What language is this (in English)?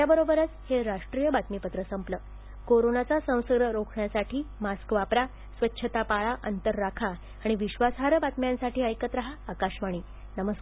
Marathi